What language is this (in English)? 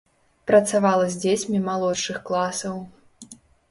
Belarusian